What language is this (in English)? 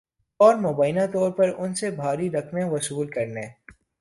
Urdu